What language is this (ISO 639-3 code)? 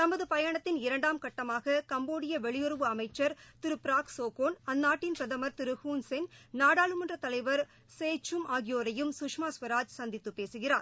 tam